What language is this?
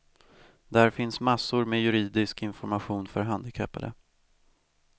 Swedish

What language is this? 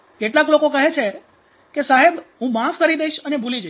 Gujarati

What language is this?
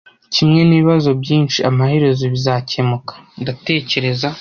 Kinyarwanda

